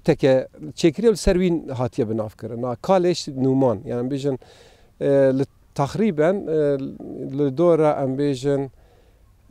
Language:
Arabic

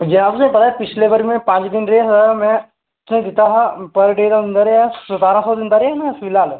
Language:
Dogri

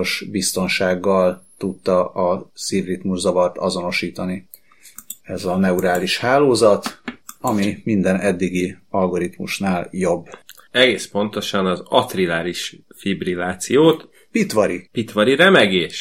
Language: Hungarian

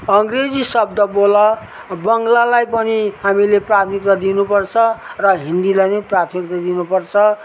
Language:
Nepali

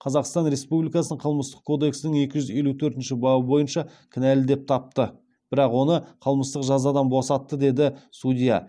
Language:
Kazakh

